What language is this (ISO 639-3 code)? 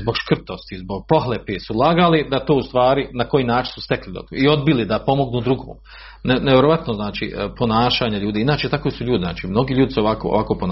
hrv